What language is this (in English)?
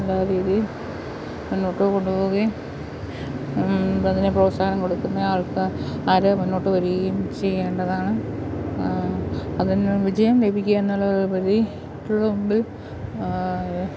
Malayalam